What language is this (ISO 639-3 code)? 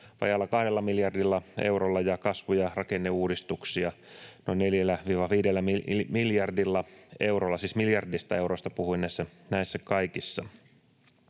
fin